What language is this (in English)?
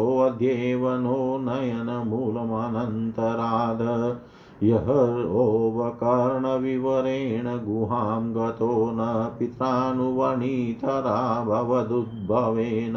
Hindi